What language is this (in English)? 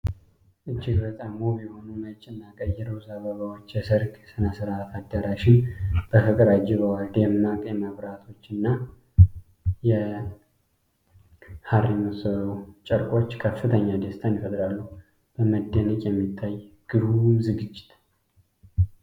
Amharic